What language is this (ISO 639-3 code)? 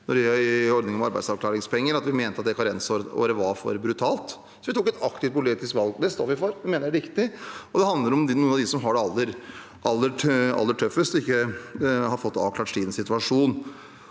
nor